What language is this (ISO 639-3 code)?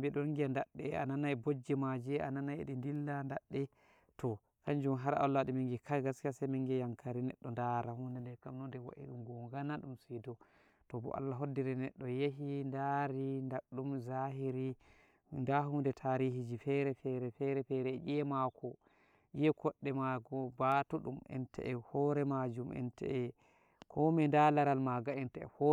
fuv